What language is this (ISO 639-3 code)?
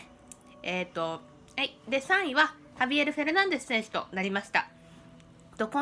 jpn